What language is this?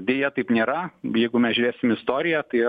Lithuanian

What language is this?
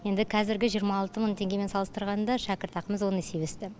Kazakh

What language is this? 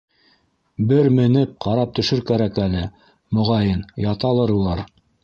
Bashkir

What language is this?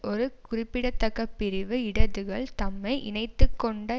Tamil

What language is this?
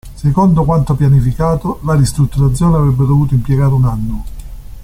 Italian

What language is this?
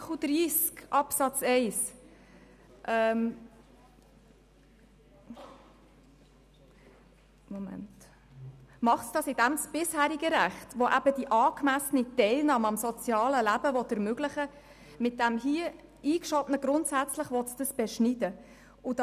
Swiss German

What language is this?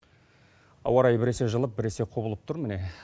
Kazakh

